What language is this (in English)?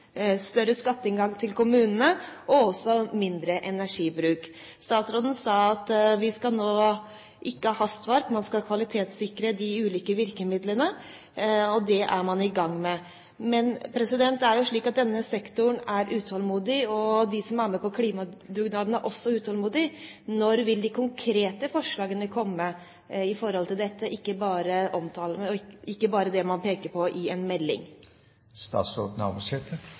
Norwegian